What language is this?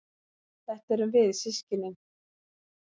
Icelandic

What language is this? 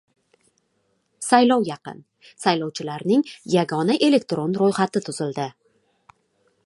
Uzbek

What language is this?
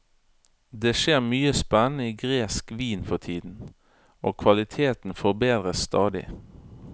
Norwegian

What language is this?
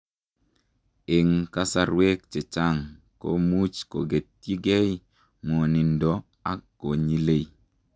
Kalenjin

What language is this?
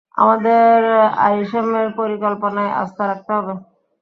Bangla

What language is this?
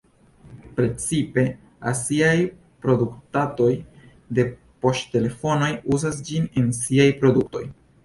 Esperanto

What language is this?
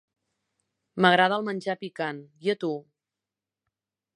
Catalan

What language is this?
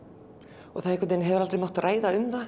Icelandic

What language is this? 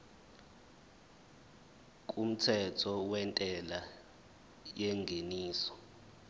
Zulu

